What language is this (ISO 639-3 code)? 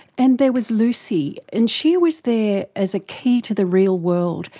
eng